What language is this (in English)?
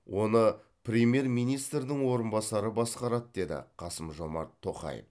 Kazakh